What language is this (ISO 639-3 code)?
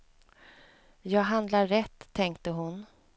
swe